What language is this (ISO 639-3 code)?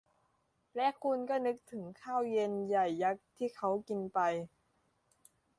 tha